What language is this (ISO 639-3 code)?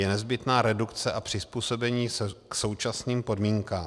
ces